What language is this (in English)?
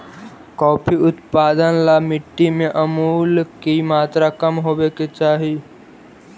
Magahi